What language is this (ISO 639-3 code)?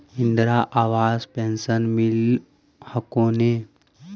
mag